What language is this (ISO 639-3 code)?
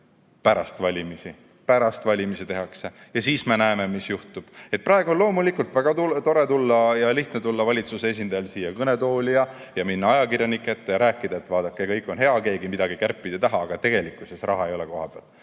est